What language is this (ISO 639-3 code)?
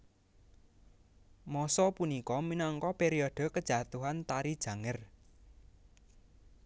jav